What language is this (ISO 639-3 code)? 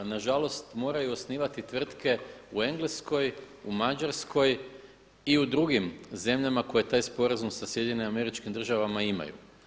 hrv